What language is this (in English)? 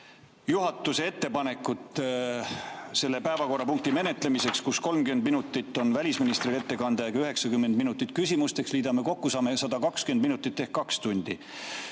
Estonian